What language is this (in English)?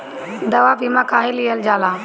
Bhojpuri